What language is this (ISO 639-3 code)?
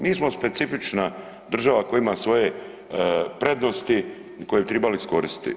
hrv